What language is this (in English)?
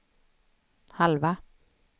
Swedish